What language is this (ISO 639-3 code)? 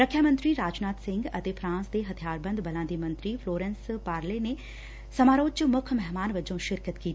pan